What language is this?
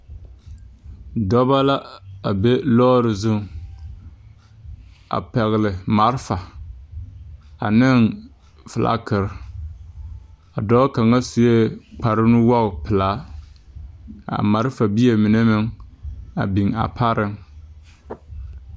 Southern Dagaare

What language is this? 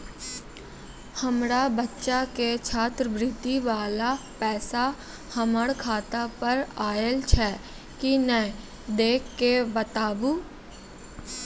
Maithili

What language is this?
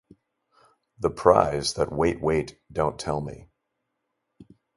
English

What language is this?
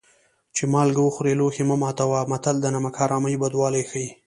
Pashto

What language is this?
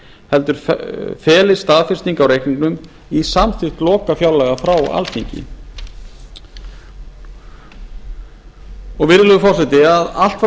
Icelandic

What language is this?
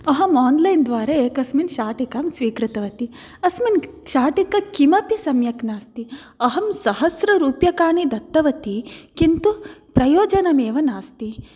Sanskrit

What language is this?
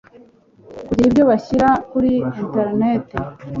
Kinyarwanda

